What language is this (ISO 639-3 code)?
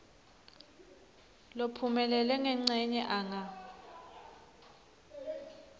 ssw